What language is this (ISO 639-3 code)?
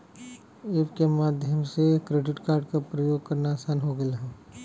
bho